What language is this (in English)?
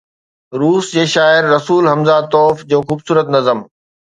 Sindhi